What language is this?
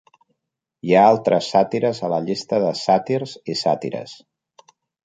Catalan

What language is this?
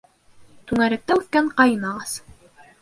Bashkir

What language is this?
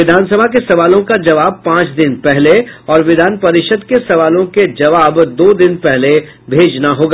Hindi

